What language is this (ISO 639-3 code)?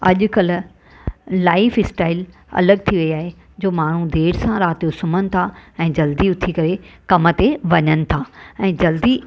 snd